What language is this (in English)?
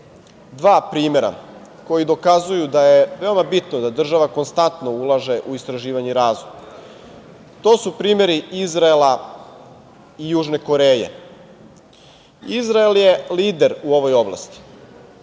Serbian